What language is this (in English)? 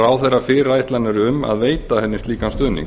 Icelandic